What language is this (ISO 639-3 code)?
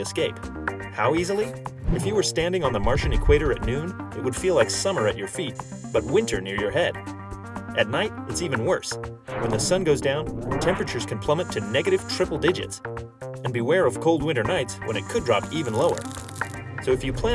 eng